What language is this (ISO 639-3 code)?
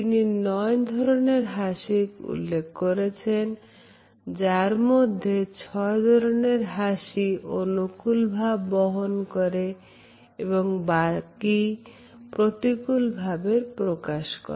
ben